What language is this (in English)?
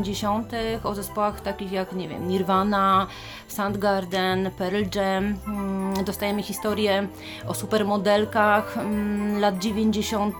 Polish